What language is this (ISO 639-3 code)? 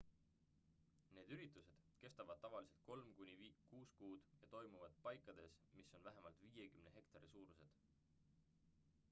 est